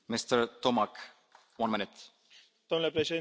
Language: Romanian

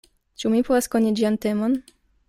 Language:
Esperanto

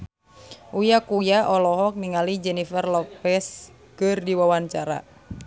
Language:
Sundanese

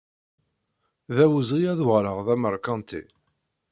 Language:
Kabyle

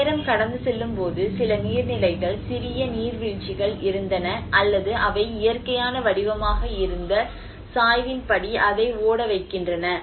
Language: Tamil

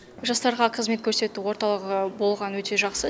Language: Kazakh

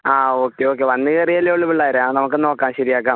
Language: Malayalam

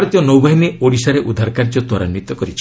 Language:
Odia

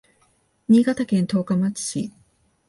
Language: Japanese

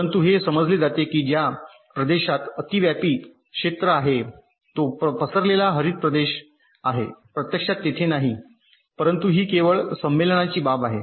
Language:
Marathi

